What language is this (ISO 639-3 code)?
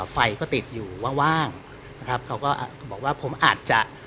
tha